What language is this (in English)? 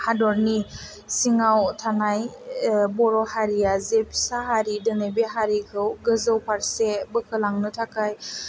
Bodo